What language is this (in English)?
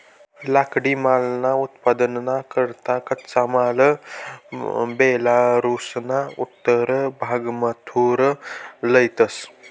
Marathi